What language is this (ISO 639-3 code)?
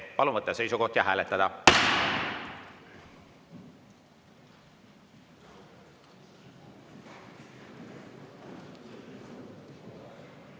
est